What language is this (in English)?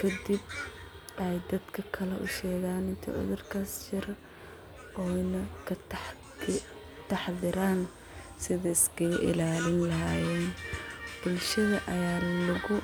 Somali